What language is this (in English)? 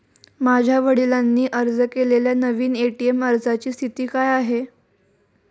Marathi